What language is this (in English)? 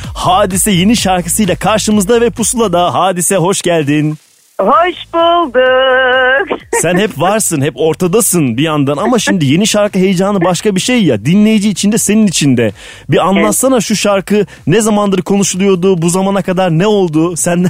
Turkish